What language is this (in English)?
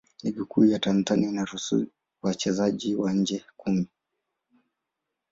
Swahili